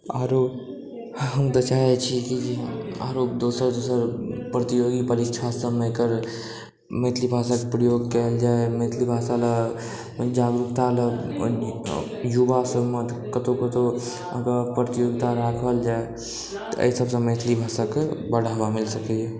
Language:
Maithili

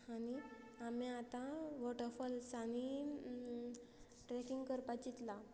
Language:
Konkani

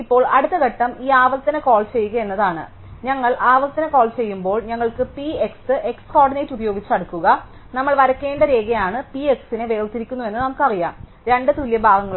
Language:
Malayalam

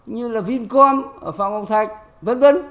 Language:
Vietnamese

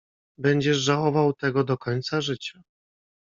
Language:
Polish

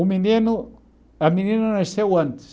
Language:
Portuguese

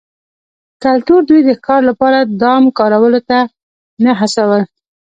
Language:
Pashto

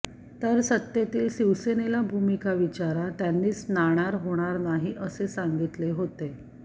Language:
Marathi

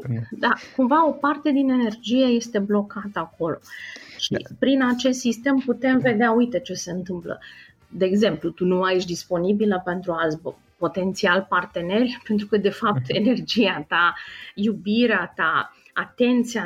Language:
Romanian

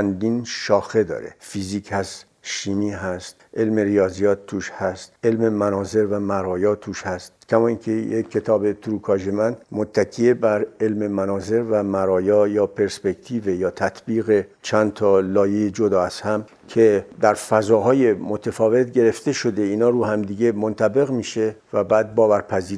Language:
Persian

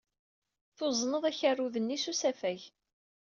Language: Kabyle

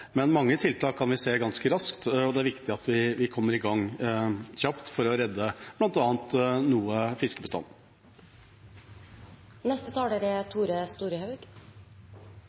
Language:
Norwegian Bokmål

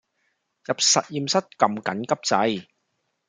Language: Cantonese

